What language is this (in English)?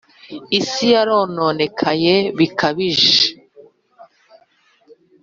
Kinyarwanda